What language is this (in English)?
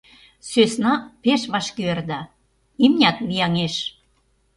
Mari